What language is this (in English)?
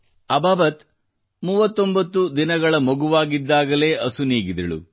Kannada